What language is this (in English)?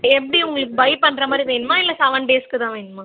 Tamil